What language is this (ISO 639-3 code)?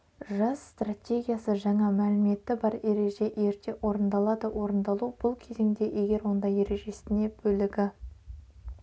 kaz